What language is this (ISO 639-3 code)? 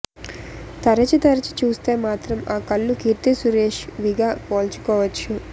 tel